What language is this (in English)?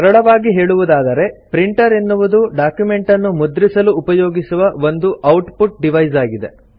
Kannada